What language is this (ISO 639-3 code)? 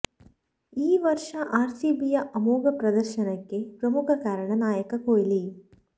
kan